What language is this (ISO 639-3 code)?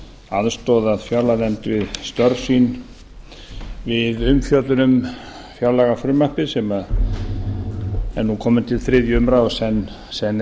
isl